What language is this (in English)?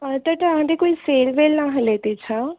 Sindhi